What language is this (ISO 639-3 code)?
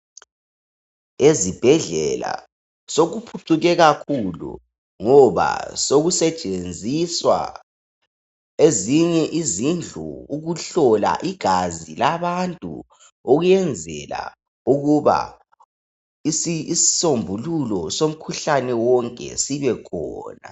nde